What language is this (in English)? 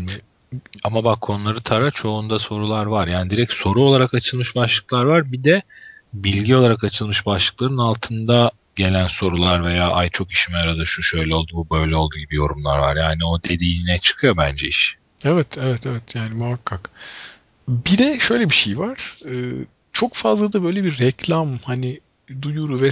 Turkish